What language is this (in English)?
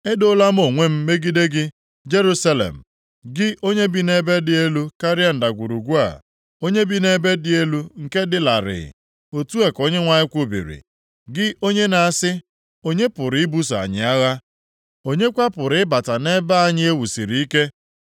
Igbo